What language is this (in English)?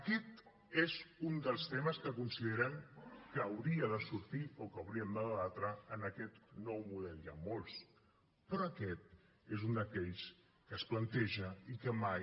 Catalan